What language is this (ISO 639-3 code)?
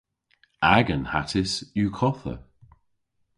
cor